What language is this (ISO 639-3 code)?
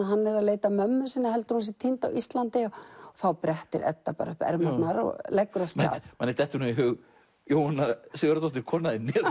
isl